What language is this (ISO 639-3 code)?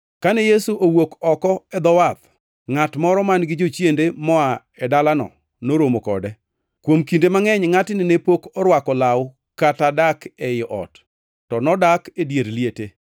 luo